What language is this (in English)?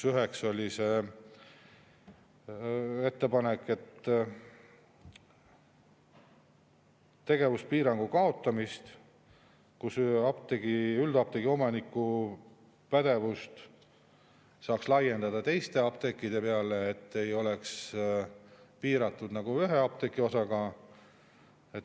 Estonian